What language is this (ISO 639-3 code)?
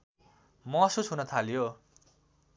nep